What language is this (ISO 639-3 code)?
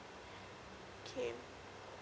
eng